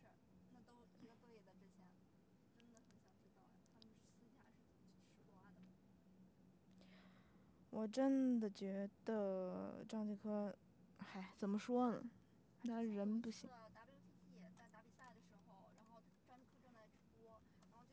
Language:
Chinese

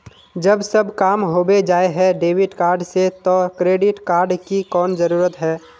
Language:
Magahi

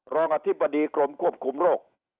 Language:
Thai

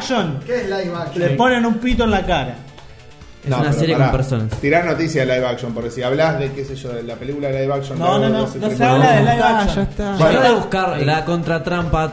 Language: Spanish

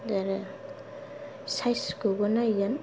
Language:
Bodo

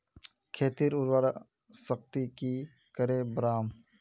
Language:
Magahi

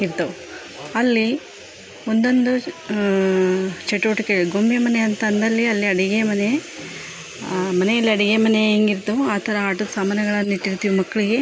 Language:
Kannada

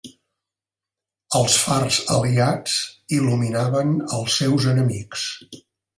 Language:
Catalan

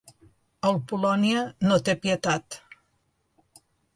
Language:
Catalan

